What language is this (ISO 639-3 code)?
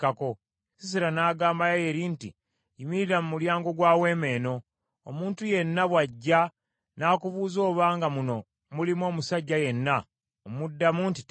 lug